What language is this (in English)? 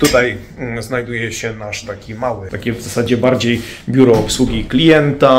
Polish